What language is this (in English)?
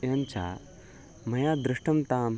Sanskrit